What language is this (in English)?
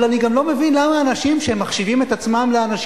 Hebrew